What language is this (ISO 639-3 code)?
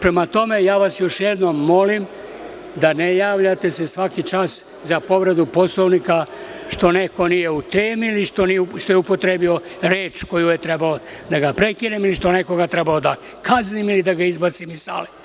srp